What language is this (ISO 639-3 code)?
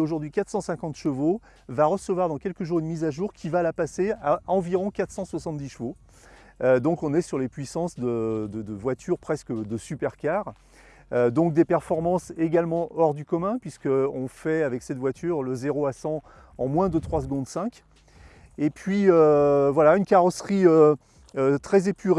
fra